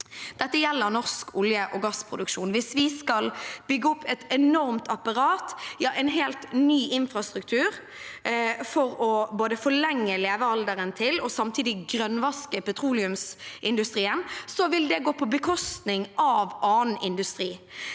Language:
Norwegian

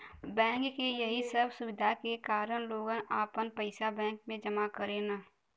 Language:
Bhojpuri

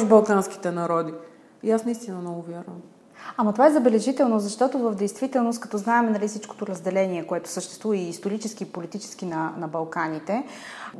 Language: Bulgarian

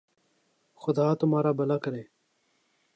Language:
Urdu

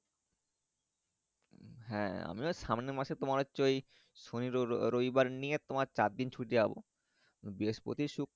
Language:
Bangla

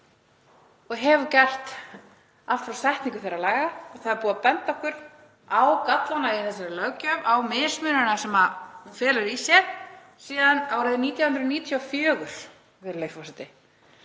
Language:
Icelandic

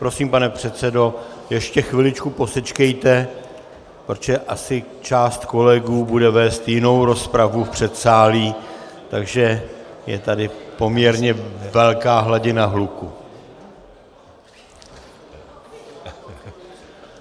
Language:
Czech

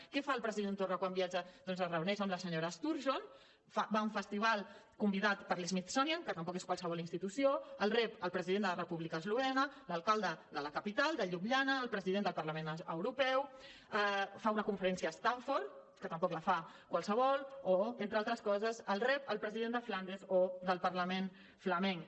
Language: Catalan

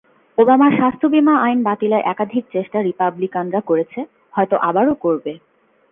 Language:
Bangla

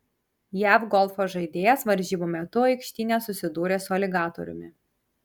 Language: Lithuanian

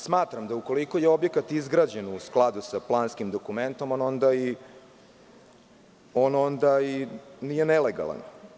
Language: Serbian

